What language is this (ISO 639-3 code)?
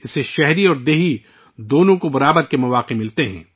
urd